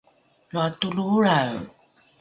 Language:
Rukai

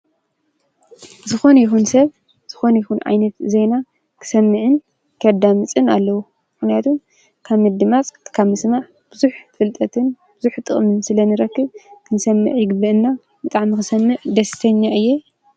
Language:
Tigrinya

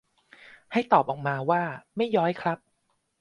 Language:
Thai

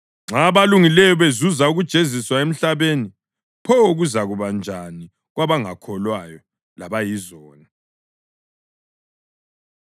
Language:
North Ndebele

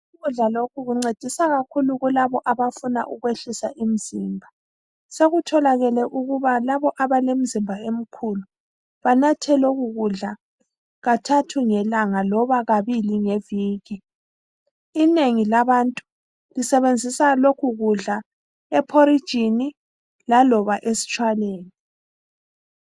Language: North Ndebele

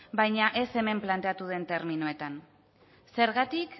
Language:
Basque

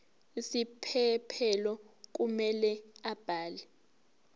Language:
Zulu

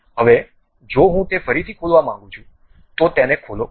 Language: Gujarati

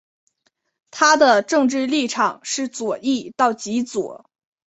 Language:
Chinese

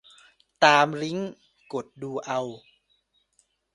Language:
Thai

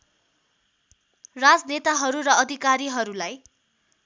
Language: Nepali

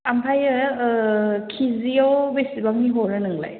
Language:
Bodo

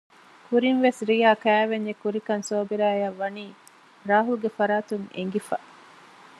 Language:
Divehi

